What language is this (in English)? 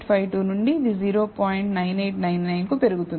Telugu